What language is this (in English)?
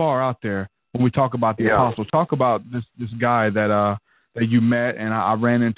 English